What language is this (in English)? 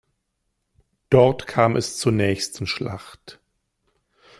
German